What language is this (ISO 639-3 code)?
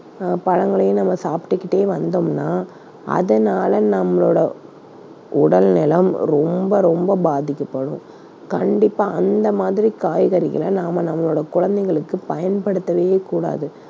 tam